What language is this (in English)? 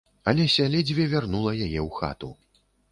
Belarusian